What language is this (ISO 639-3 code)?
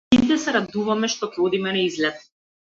mkd